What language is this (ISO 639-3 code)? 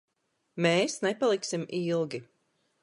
lav